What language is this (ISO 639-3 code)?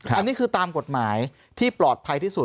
tha